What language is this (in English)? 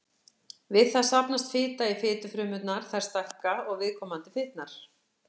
Icelandic